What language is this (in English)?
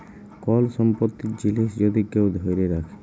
Bangla